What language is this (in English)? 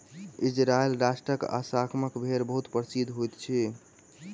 Maithili